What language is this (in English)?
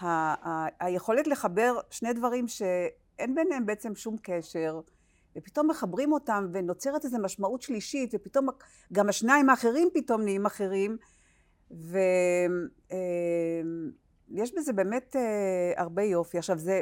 Hebrew